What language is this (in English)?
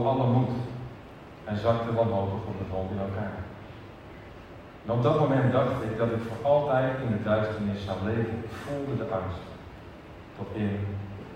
Dutch